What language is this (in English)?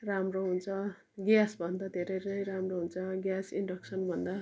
Nepali